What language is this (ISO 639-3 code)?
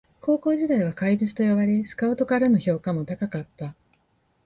jpn